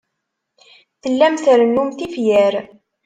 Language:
Kabyle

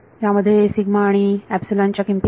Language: Marathi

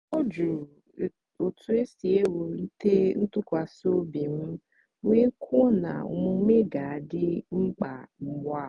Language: Igbo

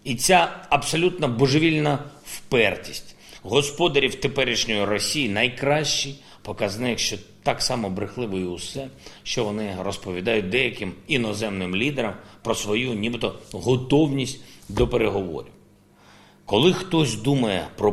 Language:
Ukrainian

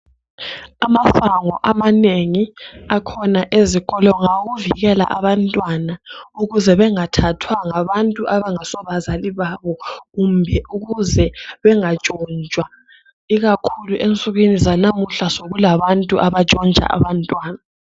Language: North Ndebele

